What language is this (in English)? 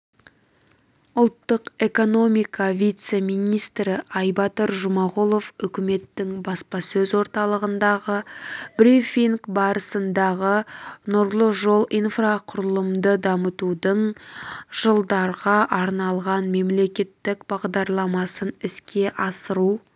Kazakh